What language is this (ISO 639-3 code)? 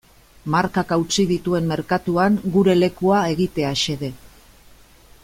eus